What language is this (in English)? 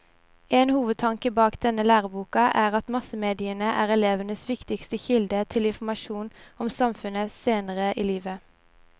Norwegian